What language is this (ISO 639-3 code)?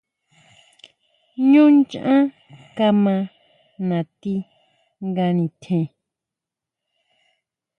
mau